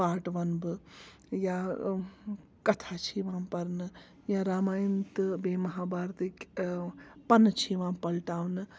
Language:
Kashmiri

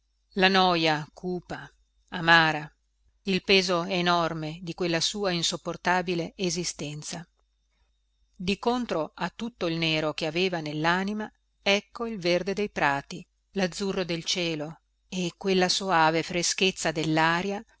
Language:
Italian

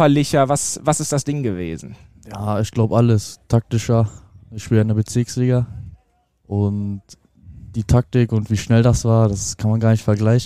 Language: German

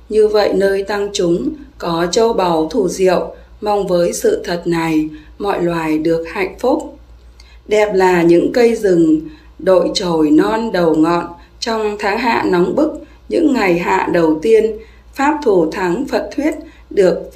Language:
Vietnamese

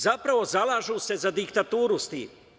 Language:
Serbian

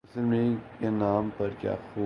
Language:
Urdu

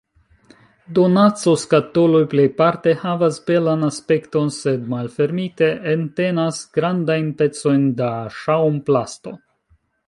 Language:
Esperanto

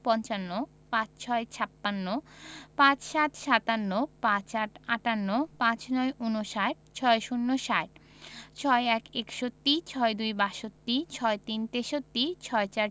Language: Bangla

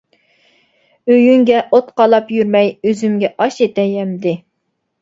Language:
Uyghur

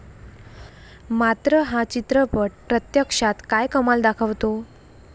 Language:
Marathi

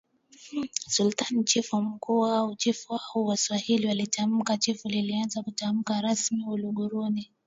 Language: Swahili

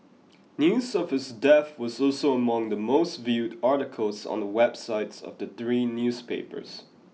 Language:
English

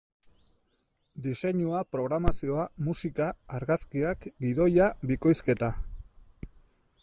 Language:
Basque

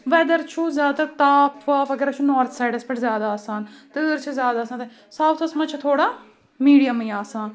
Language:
Kashmiri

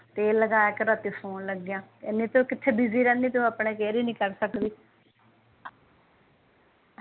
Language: Punjabi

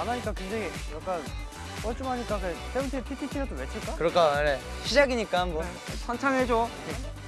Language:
Korean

